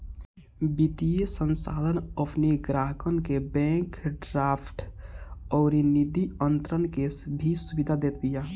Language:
Bhojpuri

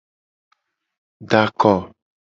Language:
Gen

